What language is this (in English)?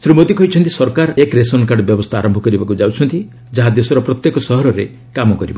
Odia